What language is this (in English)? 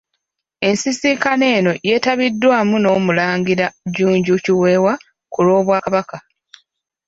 Ganda